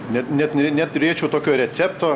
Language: Lithuanian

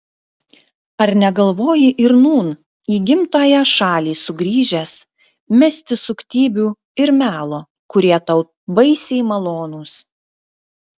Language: Lithuanian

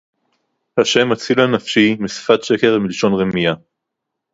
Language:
Hebrew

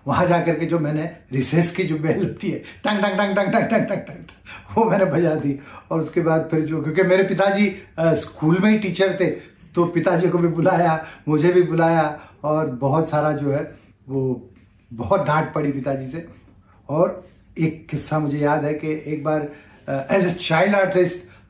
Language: Hindi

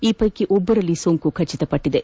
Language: Kannada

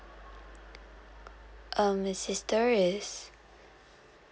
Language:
English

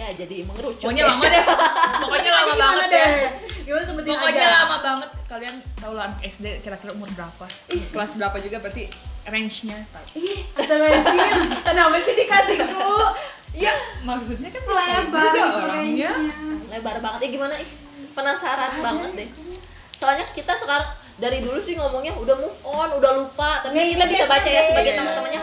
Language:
Indonesian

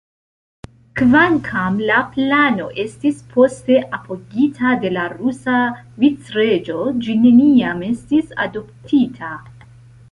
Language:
Esperanto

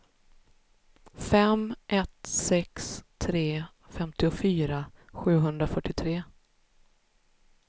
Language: Swedish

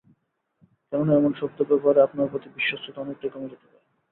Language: Bangla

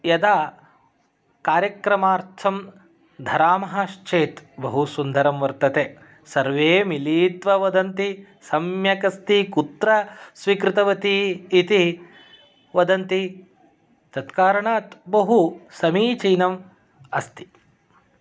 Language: Sanskrit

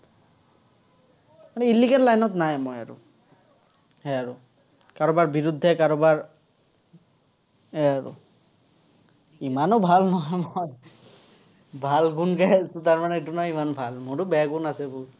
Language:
Assamese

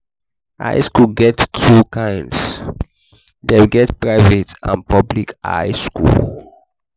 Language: Nigerian Pidgin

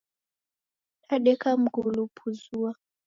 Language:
Taita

